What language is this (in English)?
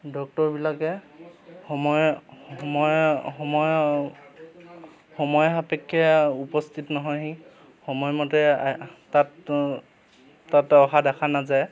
Assamese